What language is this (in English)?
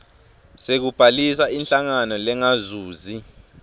Swati